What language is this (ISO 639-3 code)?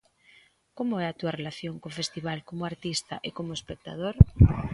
glg